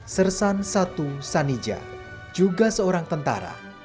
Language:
Indonesian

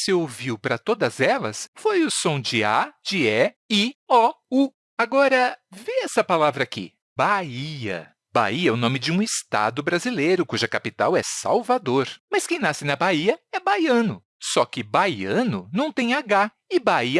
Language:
Portuguese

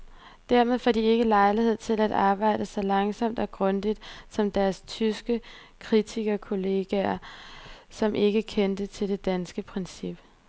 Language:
Danish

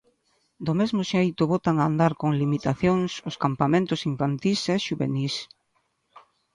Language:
Galician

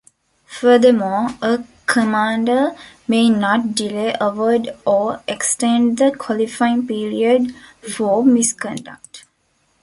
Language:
English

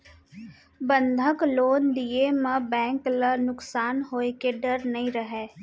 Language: Chhattisgarhi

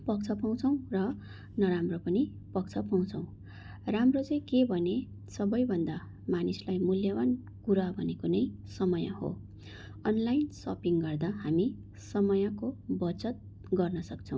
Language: Nepali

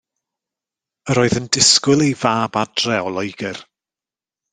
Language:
Welsh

